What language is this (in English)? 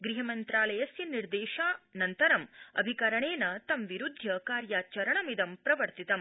Sanskrit